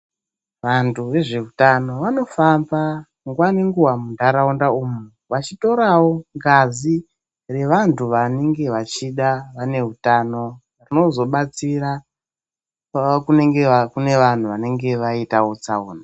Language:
Ndau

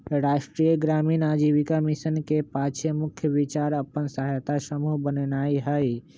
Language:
Magahi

